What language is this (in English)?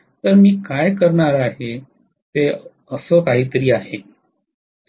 Marathi